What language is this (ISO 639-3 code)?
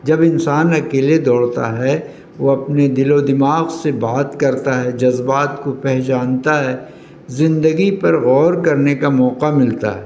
urd